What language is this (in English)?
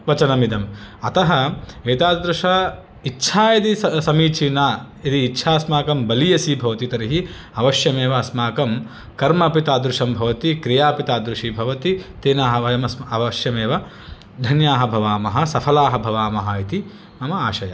Sanskrit